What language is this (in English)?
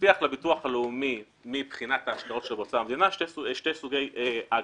Hebrew